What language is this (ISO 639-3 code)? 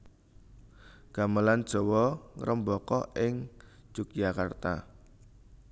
jav